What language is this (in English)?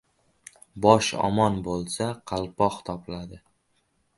Uzbek